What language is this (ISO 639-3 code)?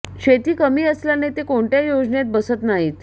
mar